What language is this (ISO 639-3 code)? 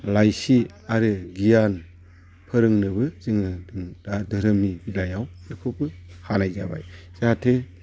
brx